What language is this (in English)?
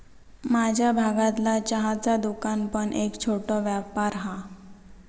Marathi